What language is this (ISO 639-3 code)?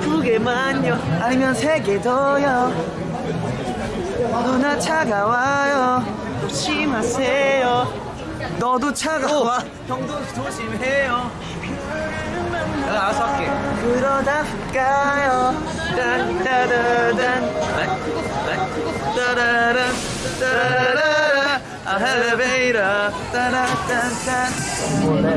kor